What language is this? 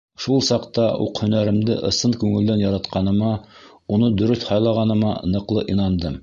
Bashkir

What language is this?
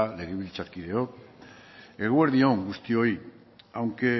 Basque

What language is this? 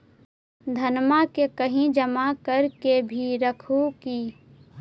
Magahi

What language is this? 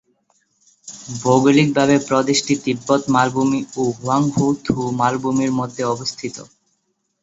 Bangla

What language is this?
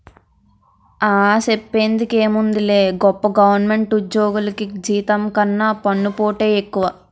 Telugu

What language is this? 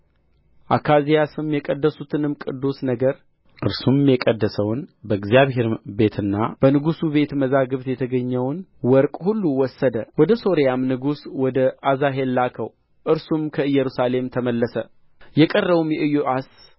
Amharic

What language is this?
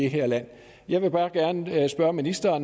Danish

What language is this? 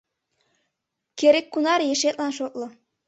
Mari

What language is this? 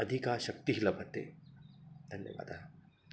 Sanskrit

